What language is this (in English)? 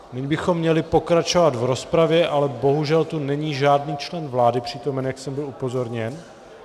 Czech